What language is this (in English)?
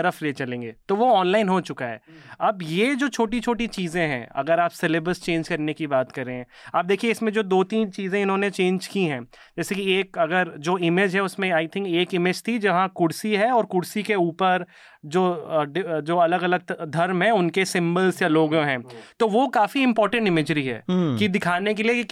Hindi